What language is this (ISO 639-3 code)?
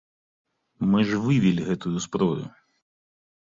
bel